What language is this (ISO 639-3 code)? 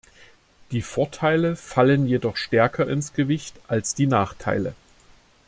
deu